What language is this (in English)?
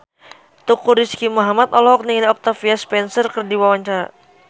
Sundanese